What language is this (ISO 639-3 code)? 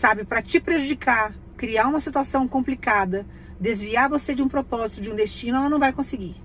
por